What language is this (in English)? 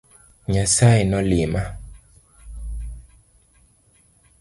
Luo (Kenya and Tanzania)